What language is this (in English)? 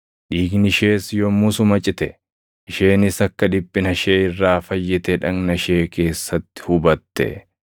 Oromo